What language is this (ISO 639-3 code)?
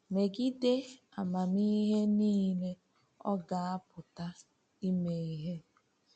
ibo